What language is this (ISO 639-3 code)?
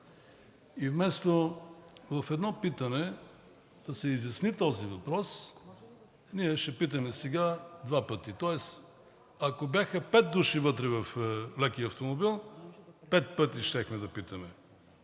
bul